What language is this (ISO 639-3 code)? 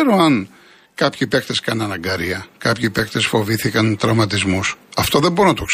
ell